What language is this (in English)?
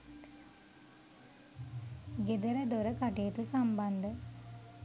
Sinhala